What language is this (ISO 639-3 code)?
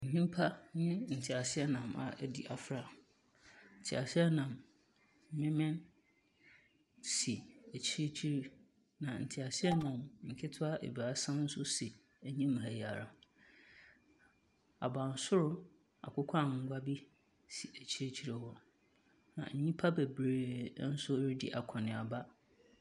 aka